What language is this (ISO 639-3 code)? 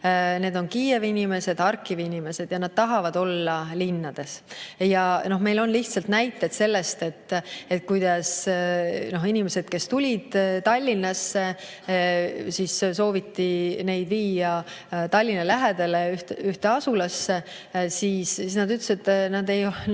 est